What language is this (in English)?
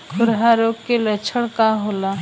Bhojpuri